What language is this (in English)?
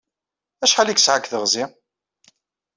Kabyle